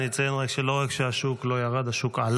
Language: Hebrew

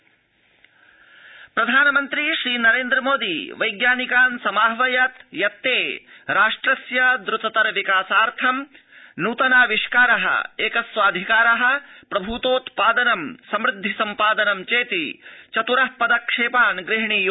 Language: Sanskrit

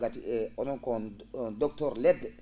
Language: Fula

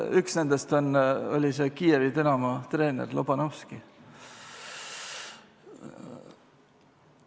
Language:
Estonian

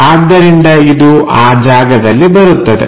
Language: Kannada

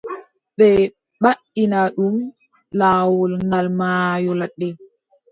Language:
Adamawa Fulfulde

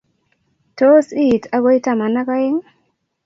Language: Kalenjin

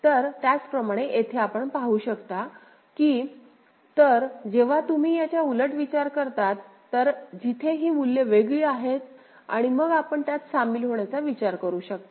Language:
Marathi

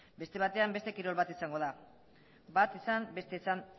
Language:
Basque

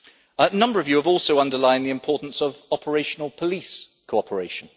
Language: English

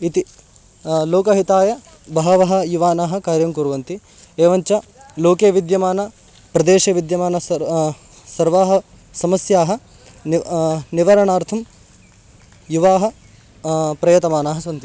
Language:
Sanskrit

